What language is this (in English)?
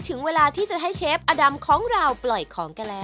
Thai